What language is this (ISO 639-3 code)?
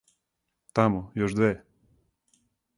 srp